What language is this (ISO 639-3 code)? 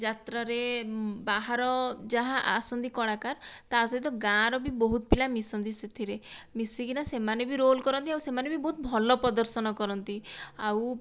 ori